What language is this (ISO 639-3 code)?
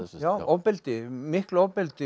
isl